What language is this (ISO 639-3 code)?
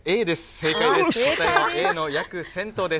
jpn